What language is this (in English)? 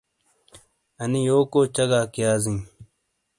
Shina